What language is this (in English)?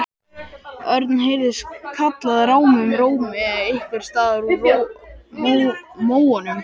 Icelandic